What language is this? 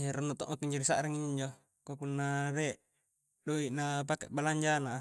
Coastal Konjo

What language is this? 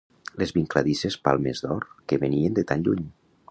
Catalan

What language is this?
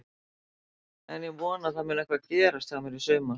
Icelandic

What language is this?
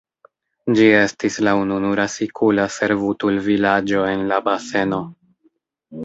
Esperanto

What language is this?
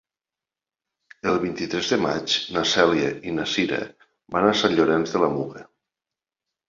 Catalan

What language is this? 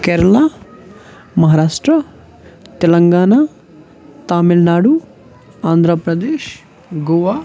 Kashmiri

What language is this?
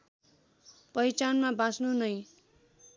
Nepali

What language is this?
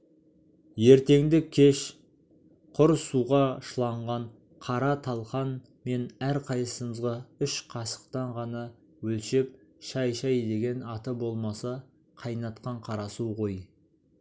Kazakh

